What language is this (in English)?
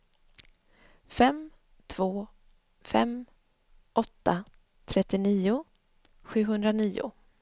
Swedish